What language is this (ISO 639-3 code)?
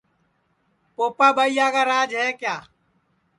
ssi